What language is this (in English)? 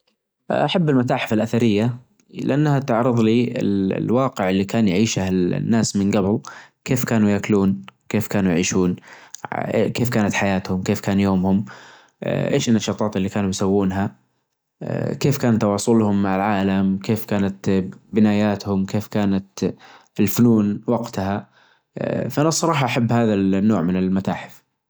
Najdi Arabic